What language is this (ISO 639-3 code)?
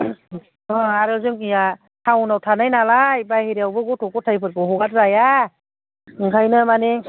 brx